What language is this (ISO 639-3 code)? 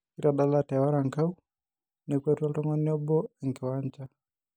mas